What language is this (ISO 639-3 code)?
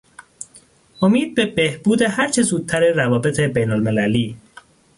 fas